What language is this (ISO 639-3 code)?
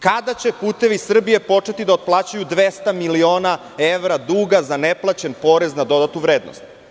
srp